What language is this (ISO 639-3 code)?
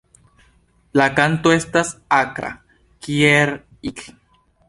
epo